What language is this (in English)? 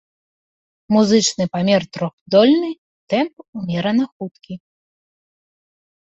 Belarusian